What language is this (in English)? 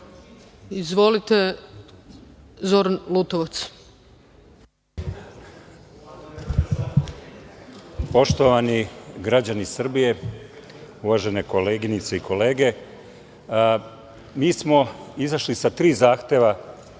Serbian